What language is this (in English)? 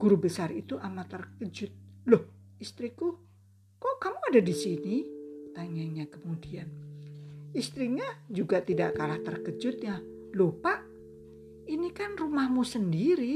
Indonesian